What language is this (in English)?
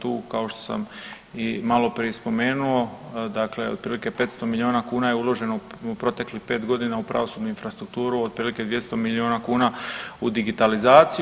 Croatian